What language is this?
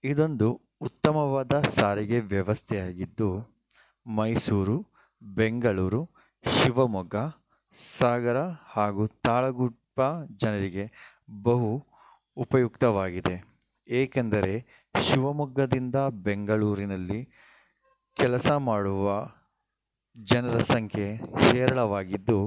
Kannada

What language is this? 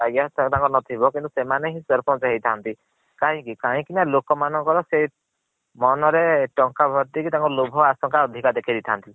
Odia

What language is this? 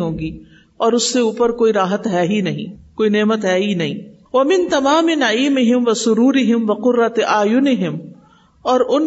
Urdu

